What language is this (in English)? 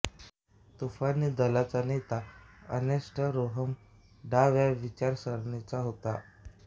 Marathi